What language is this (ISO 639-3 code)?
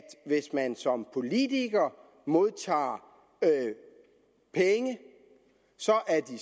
dan